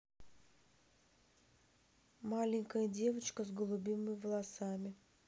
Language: Russian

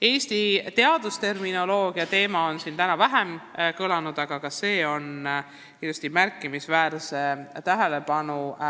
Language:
Estonian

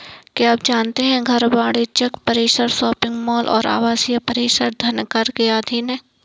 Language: Hindi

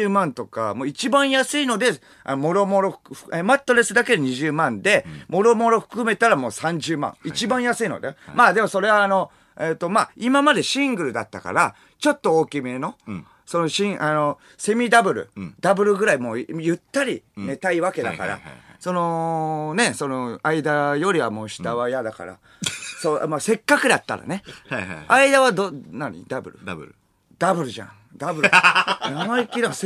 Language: Japanese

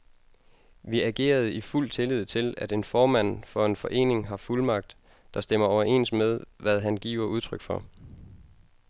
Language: Danish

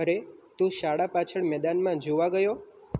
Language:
Gujarati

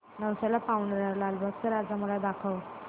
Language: Marathi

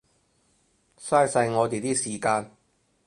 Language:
Cantonese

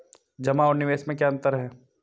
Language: Hindi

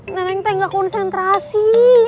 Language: Indonesian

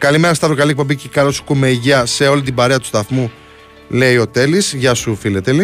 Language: Greek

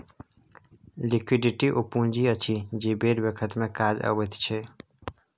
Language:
Maithili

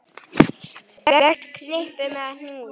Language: Icelandic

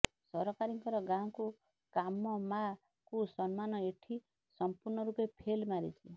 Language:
Odia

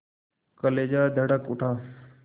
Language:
Hindi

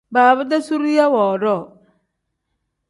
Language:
Tem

